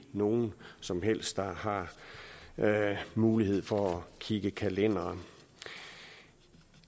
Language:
Danish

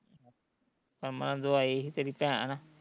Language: Punjabi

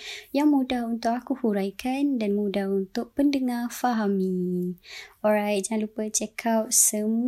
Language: Malay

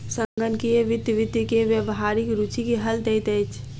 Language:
Maithili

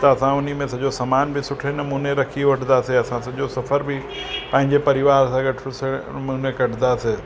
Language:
Sindhi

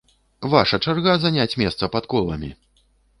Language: Belarusian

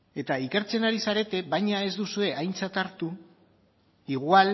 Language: Basque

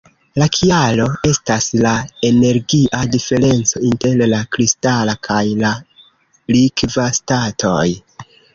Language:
Esperanto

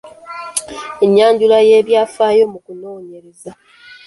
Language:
Ganda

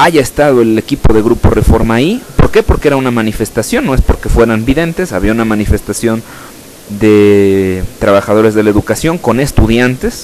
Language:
Spanish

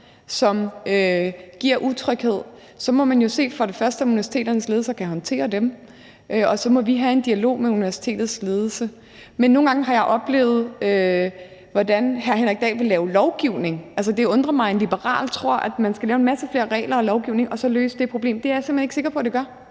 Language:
Danish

